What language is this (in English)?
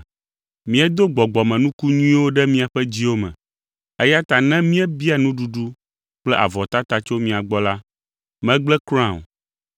Ewe